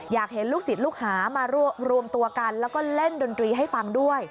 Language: Thai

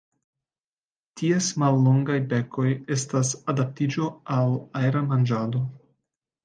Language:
Esperanto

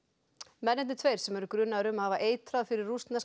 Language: Icelandic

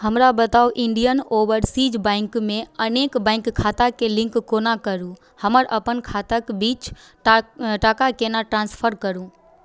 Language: Maithili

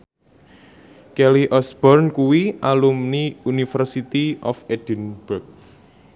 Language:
Javanese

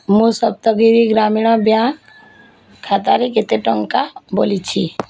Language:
Odia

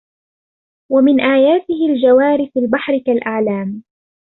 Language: Arabic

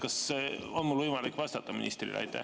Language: Estonian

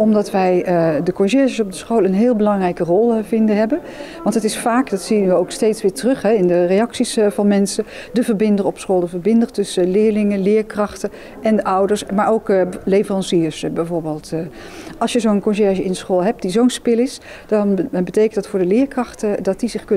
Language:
Dutch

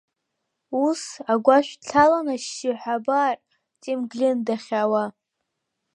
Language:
Abkhazian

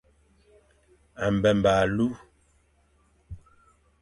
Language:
Fang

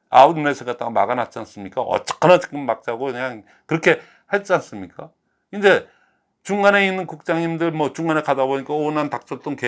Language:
Korean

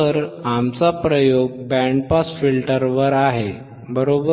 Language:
Marathi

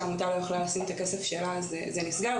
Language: Hebrew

